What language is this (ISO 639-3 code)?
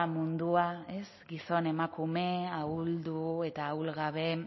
eus